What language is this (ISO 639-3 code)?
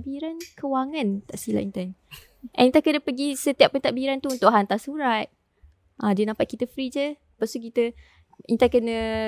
msa